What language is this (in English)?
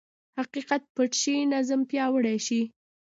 Pashto